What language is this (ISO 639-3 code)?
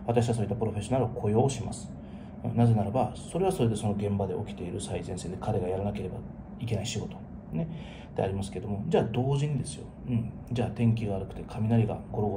jpn